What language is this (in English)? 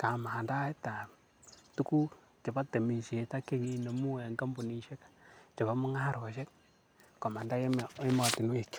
Kalenjin